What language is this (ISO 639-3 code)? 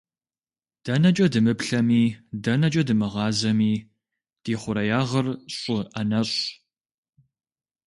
kbd